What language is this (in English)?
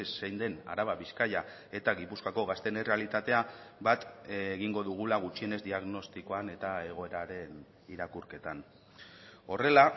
Basque